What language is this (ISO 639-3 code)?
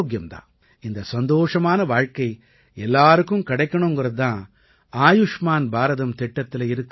tam